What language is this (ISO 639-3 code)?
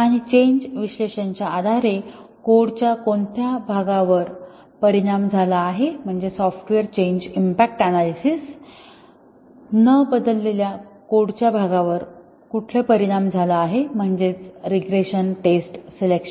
mar